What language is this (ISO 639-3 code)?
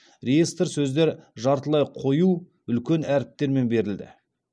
kaz